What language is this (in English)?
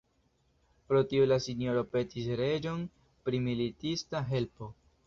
Esperanto